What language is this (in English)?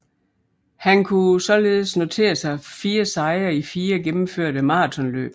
Danish